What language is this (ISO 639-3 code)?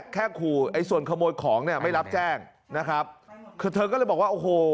tha